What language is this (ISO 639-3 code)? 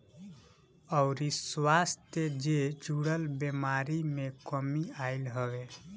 bho